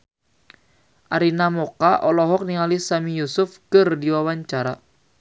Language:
Sundanese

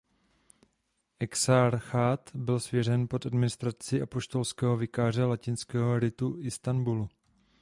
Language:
Czech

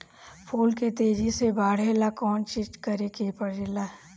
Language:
Bhojpuri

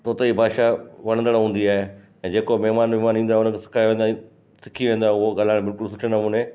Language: Sindhi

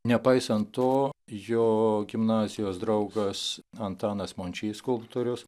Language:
Lithuanian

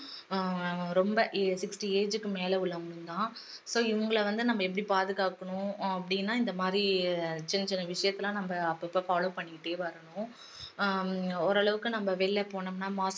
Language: Tamil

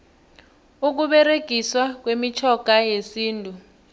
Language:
South Ndebele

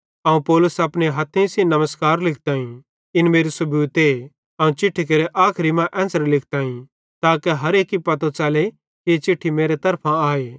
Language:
Bhadrawahi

